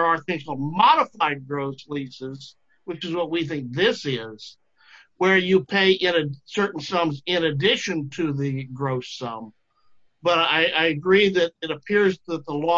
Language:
English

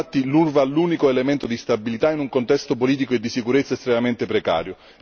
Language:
Italian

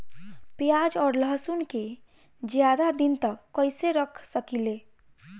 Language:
Bhojpuri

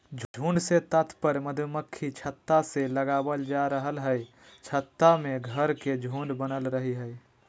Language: Magahi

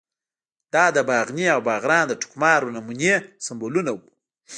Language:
Pashto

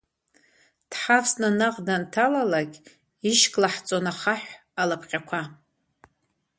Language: Abkhazian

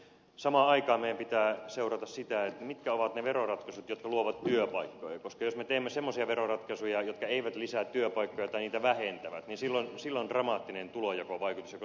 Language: Finnish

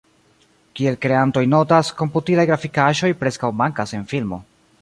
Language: Esperanto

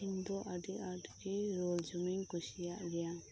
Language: Santali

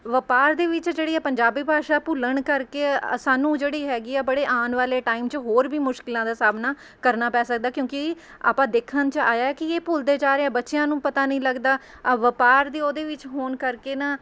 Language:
Punjabi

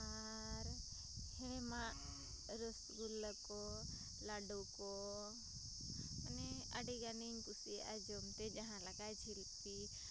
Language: Santali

